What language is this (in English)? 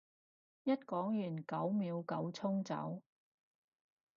Cantonese